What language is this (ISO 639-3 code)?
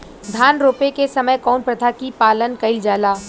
bho